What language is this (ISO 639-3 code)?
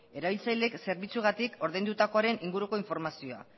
eus